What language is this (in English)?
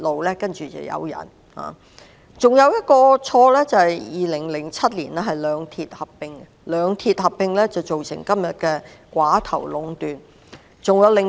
Cantonese